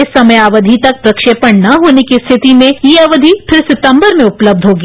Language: Hindi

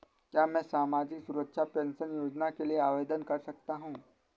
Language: Hindi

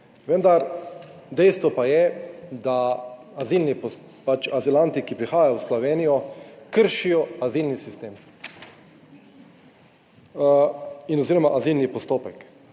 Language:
Slovenian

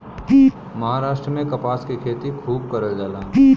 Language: Bhojpuri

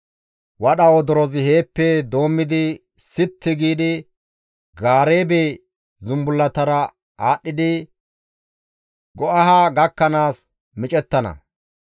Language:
Gamo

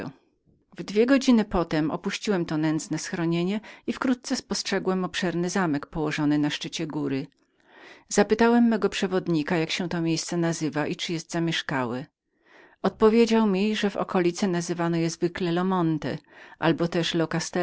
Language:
Polish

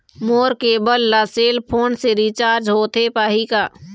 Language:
Chhattisgarhi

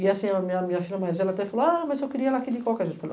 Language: Portuguese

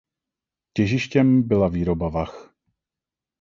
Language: Czech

